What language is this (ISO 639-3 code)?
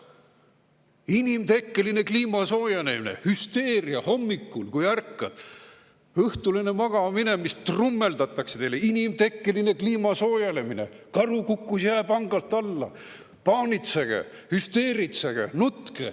est